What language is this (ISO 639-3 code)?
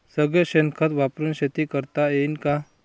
mar